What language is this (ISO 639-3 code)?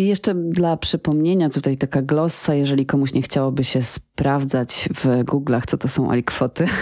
pol